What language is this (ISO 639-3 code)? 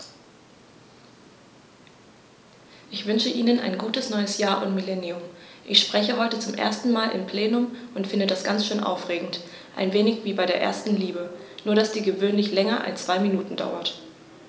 deu